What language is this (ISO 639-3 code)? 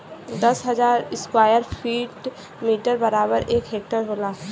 bho